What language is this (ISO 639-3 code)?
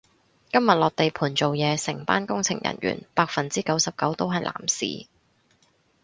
yue